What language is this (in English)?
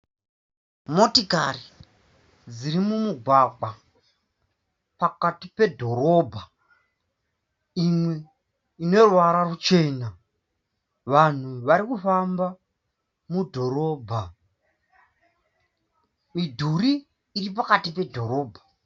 Shona